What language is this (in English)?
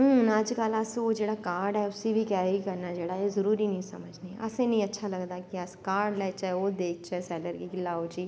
Dogri